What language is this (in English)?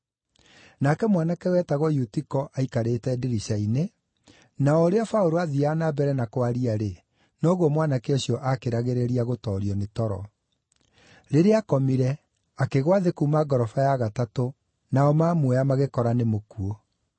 Kikuyu